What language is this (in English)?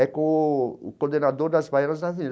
Portuguese